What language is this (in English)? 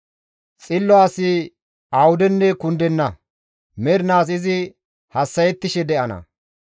Gamo